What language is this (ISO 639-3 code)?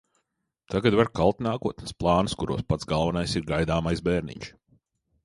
lav